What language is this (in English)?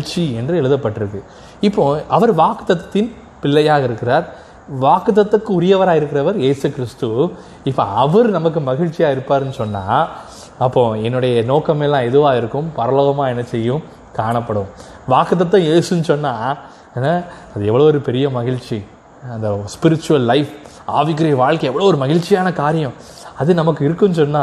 Tamil